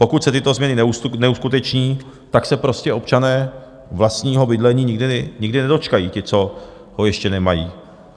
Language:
Czech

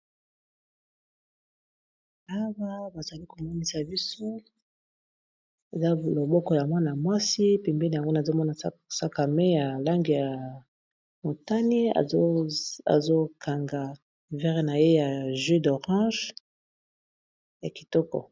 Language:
Lingala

